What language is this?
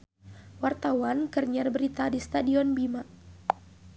Sundanese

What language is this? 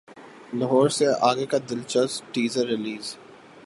Urdu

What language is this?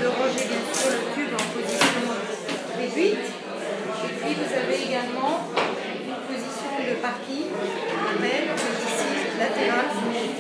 French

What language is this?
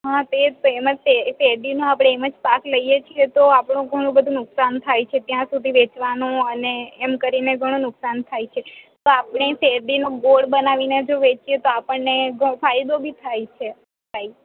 Gujarati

